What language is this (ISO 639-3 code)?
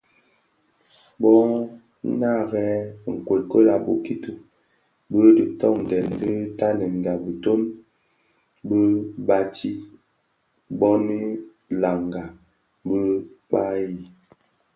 ksf